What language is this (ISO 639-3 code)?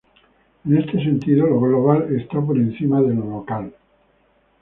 spa